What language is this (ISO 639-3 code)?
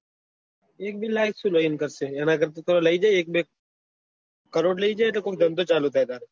guj